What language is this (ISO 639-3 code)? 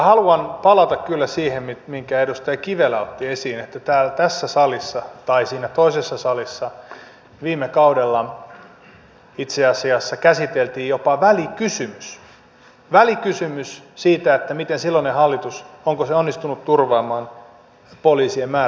fin